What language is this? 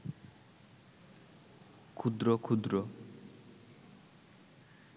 Bangla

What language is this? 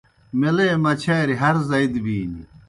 Kohistani Shina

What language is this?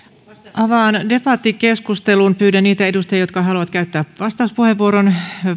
Finnish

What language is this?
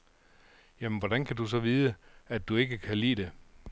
Danish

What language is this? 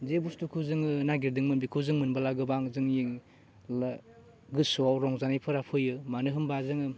Bodo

